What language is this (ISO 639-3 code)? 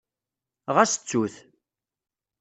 kab